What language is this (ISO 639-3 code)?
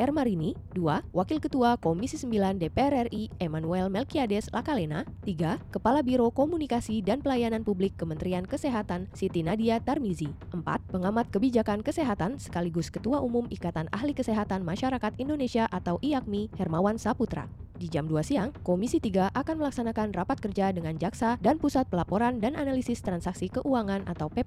ind